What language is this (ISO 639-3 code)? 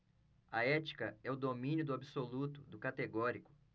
por